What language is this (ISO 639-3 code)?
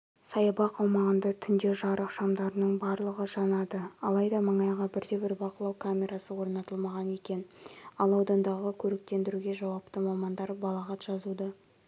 kaz